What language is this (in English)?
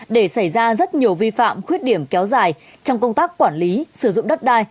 Vietnamese